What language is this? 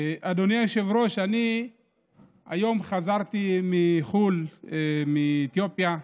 Hebrew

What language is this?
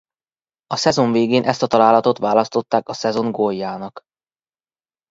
Hungarian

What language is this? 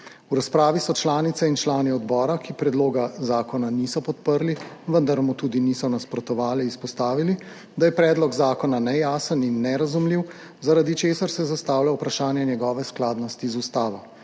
Slovenian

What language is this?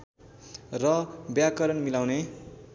Nepali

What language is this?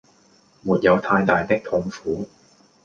Cantonese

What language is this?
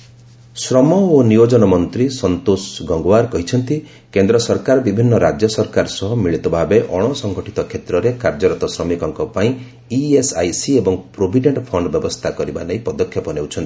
Odia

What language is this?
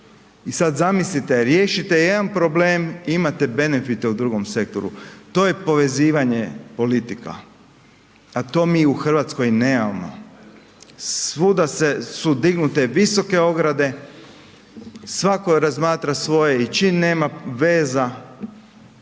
Croatian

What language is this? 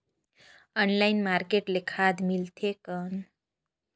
Chhattisgarhi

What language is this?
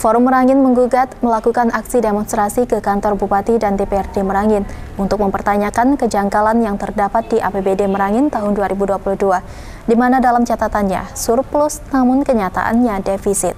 Indonesian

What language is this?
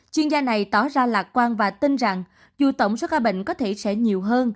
Vietnamese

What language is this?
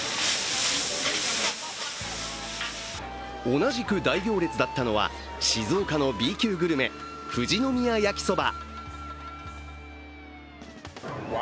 Japanese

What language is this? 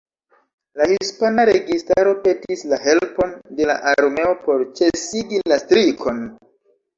Esperanto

